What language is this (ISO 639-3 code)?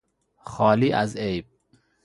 fas